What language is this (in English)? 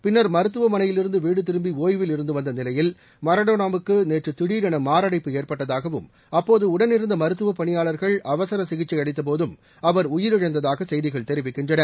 Tamil